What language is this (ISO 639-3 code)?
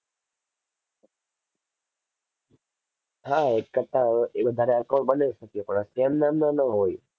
guj